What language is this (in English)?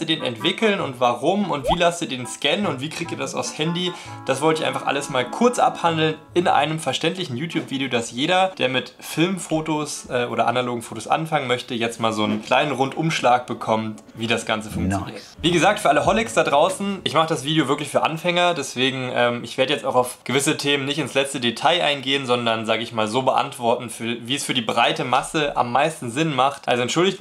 German